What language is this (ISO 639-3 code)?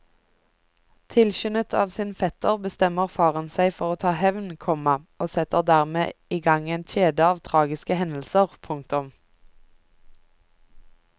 nor